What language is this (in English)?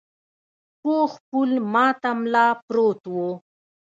Pashto